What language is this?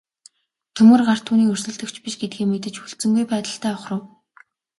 Mongolian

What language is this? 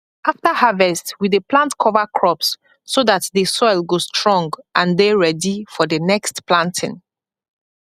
Nigerian Pidgin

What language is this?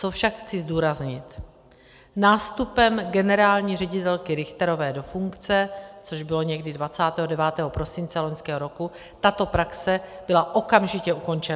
Czech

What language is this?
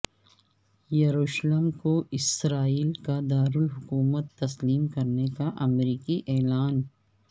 Urdu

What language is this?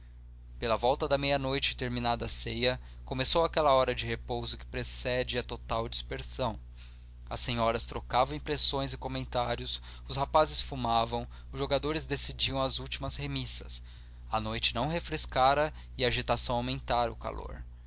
Portuguese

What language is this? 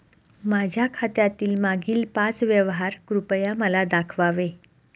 Marathi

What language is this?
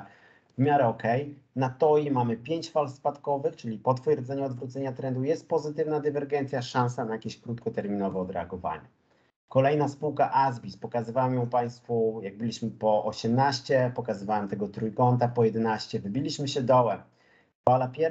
Polish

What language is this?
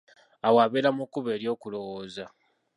Ganda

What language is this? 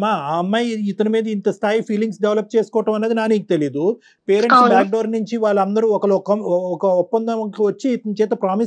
Telugu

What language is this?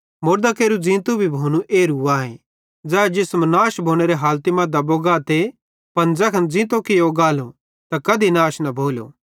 Bhadrawahi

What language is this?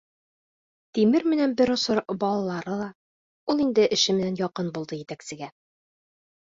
Bashkir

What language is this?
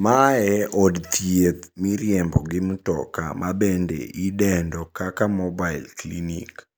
Luo (Kenya and Tanzania)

